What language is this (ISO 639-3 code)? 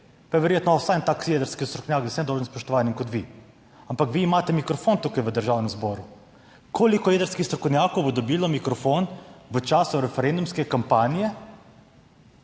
slv